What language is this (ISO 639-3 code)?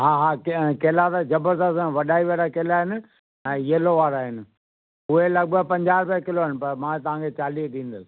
snd